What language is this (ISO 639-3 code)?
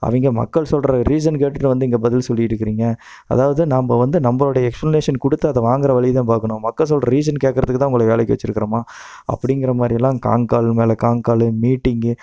tam